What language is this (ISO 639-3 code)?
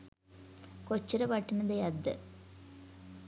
sin